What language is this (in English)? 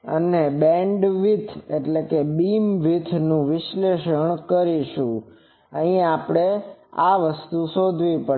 Gujarati